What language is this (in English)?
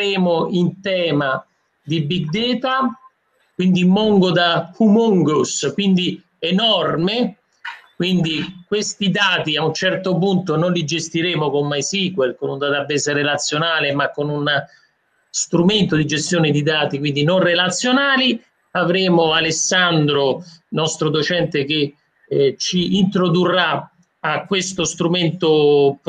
Italian